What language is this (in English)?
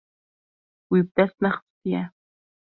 Kurdish